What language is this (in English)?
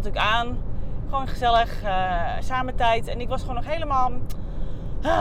Dutch